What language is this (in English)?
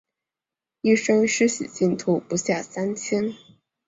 Chinese